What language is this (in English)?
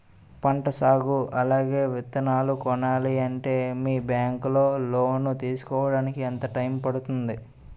Telugu